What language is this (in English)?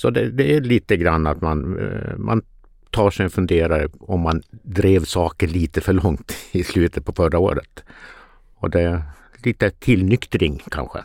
Swedish